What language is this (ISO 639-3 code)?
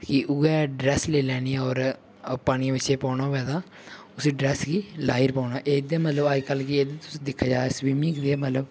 doi